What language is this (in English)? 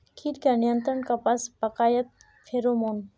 Magahi